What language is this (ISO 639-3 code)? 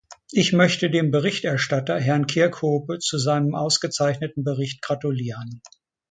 deu